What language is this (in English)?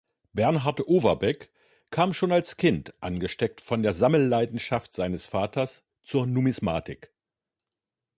German